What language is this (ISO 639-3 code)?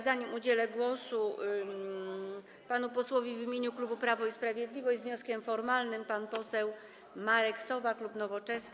pol